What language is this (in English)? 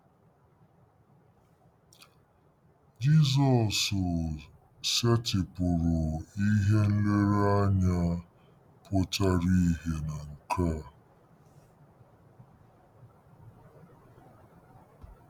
Igbo